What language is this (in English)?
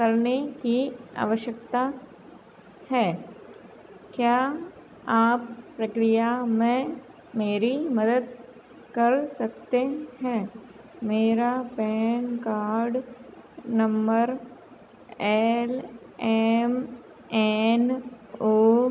Hindi